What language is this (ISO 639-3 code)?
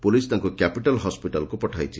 ori